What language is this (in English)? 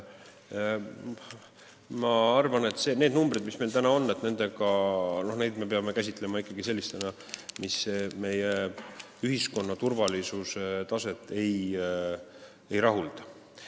Estonian